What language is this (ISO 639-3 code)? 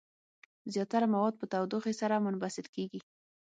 pus